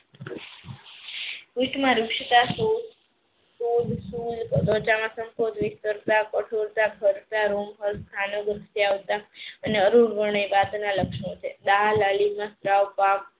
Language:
Gujarati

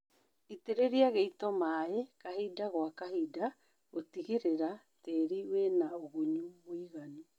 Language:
Kikuyu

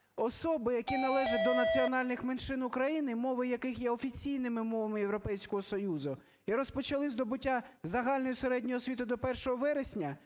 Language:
Ukrainian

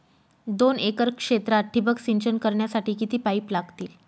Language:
Marathi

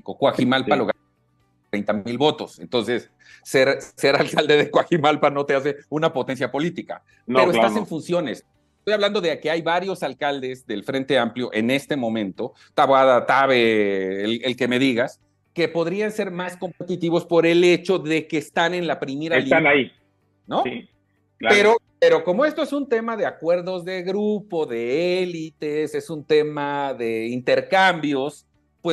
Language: Spanish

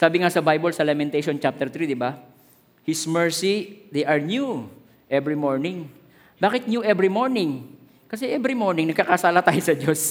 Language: Filipino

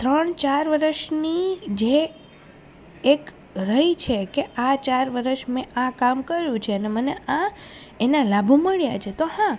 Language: Gujarati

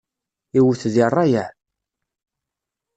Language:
Kabyle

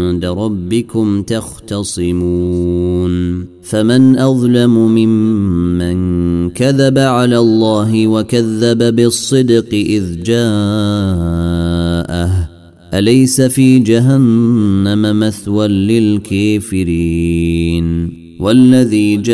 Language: Arabic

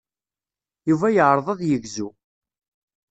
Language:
Kabyle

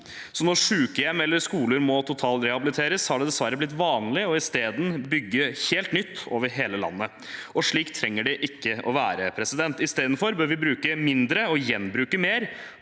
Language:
Norwegian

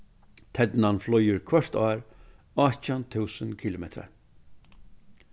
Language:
Faroese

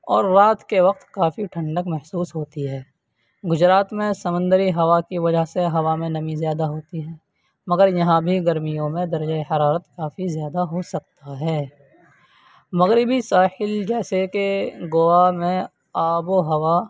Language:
Urdu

